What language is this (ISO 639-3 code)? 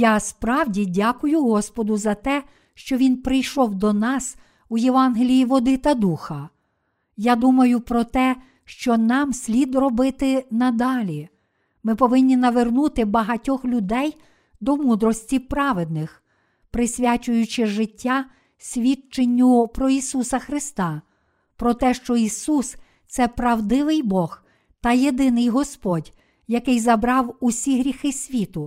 ukr